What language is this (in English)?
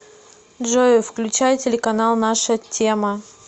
Russian